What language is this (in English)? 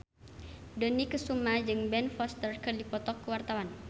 Sundanese